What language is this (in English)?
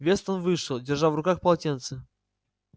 Russian